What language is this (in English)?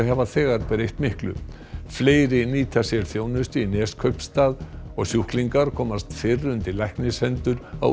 Icelandic